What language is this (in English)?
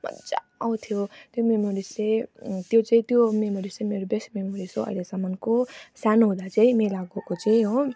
Nepali